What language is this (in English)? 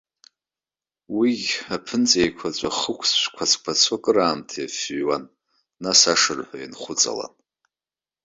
Abkhazian